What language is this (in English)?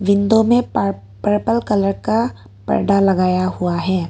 Hindi